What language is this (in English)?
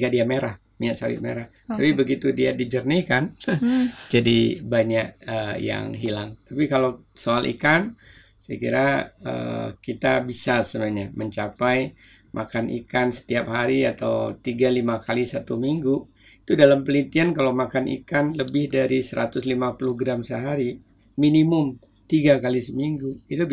Indonesian